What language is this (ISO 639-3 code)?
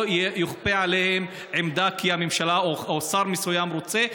heb